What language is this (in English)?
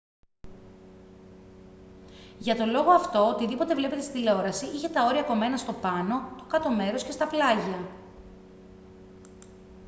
Greek